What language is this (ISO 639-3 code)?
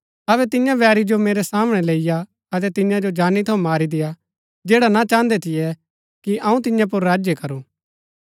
gbk